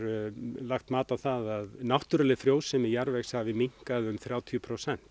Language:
Icelandic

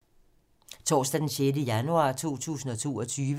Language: Danish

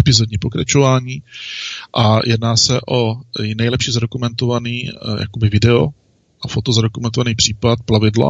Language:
Czech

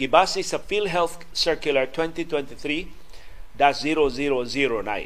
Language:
Filipino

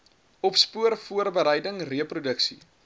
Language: Afrikaans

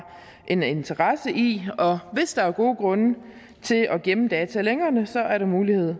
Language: Danish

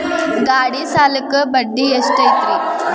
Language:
Kannada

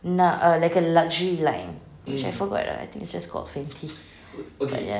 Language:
English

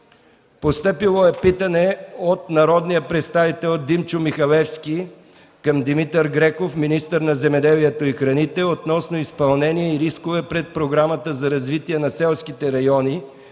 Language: Bulgarian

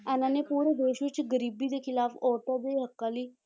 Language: Punjabi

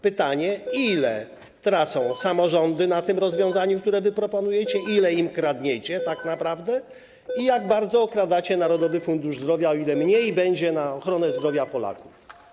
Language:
Polish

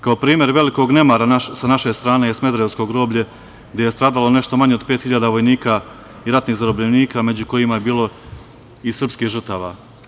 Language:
Serbian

